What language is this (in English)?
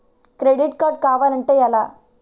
Telugu